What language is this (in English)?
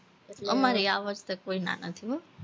Gujarati